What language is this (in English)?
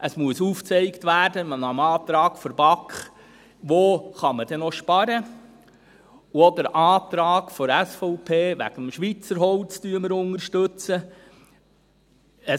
Swiss German